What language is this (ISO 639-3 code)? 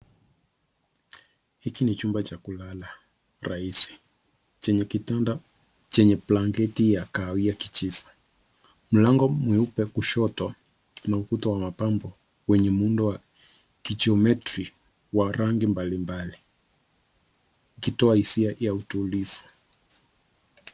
swa